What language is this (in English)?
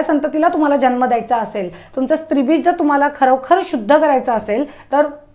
Marathi